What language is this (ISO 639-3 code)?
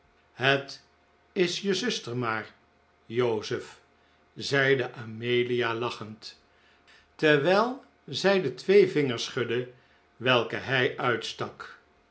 nld